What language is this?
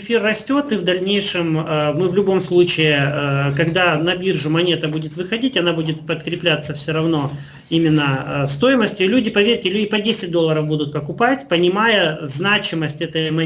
Russian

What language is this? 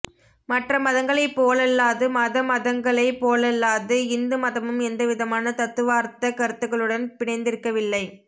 Tamil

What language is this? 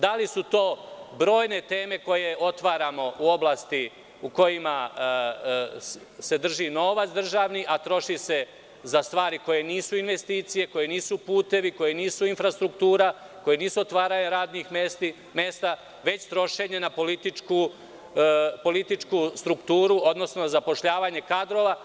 Serbian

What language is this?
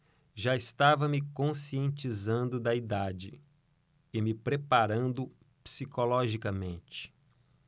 Portuguese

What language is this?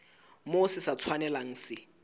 Southern Sotho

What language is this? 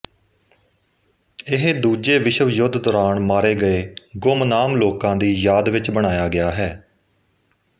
Punjabi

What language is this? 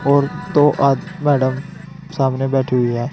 Hindi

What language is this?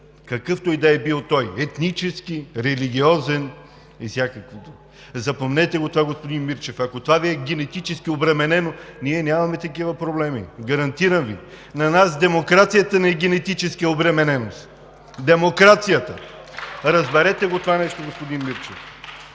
Bulgarian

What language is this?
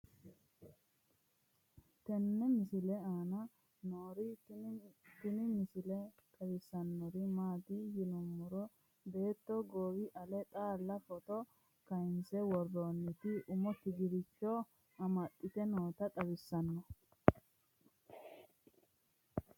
Sidamo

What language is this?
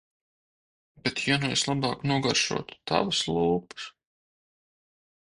Latvian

